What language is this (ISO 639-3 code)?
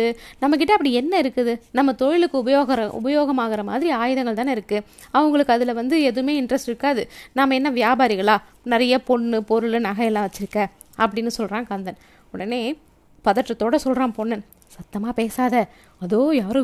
tam